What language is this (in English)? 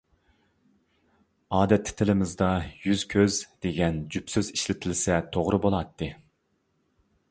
Uyghur